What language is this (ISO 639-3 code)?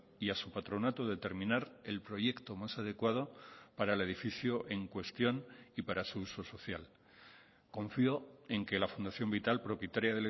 spa